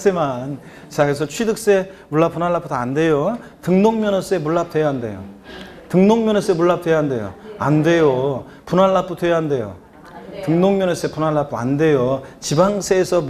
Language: Korean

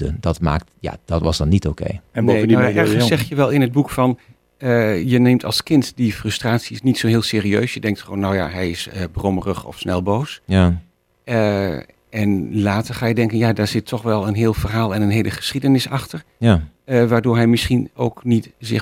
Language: Dutch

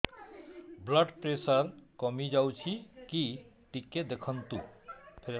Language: Odia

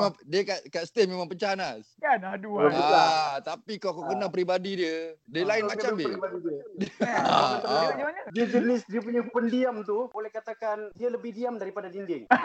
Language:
Malay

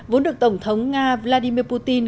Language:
Vietnamese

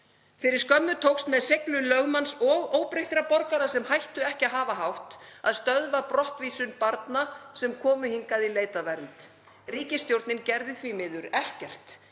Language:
Icelandic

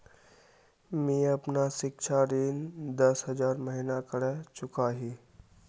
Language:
Magahi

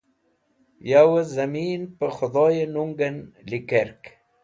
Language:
Wakhi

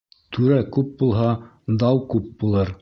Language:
Bashkir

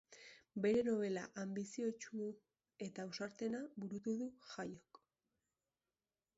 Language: Basque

